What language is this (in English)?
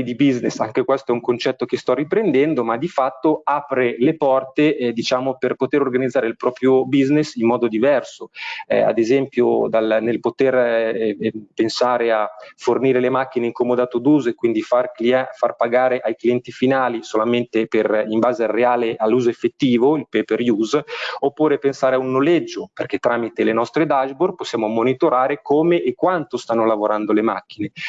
Italian